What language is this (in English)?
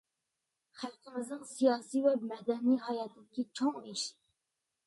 Uyghur